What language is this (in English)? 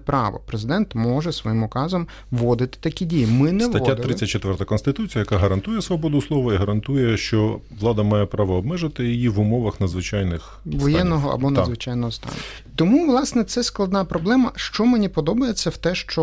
Ukrainian